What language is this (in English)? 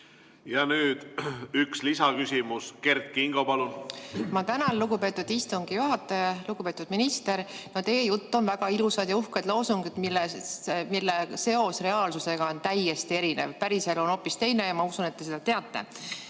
Estonian